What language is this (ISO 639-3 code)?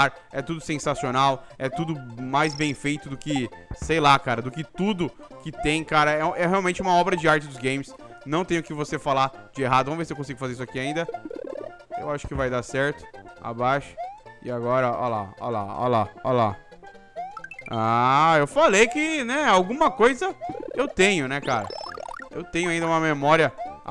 por